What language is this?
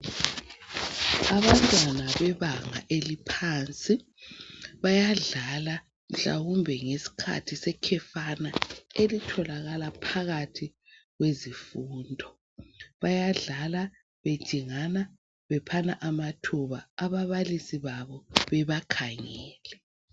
North Ndebele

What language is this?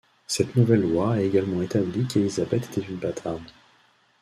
French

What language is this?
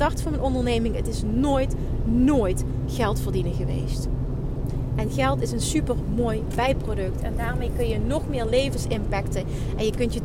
Dutch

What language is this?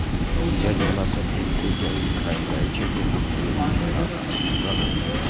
Maithili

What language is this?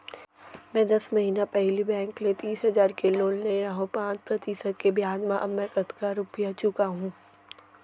Chhattisgarhi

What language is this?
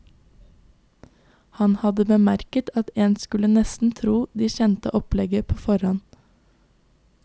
Norwegian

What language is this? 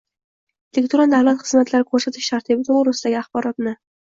Uzbek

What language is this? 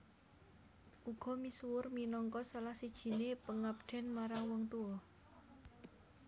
Javanese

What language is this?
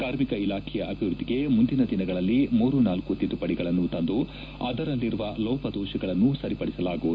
Kannada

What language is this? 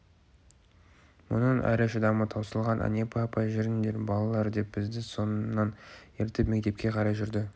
Kazakh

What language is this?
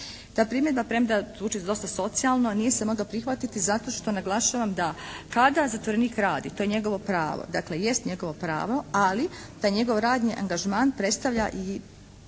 Croatian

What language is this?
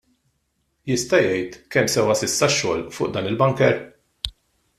Maltese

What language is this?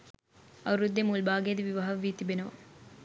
Sinhala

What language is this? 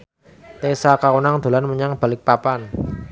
Javanese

